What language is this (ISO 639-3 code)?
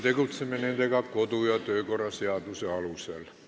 est